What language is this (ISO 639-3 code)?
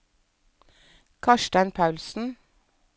nor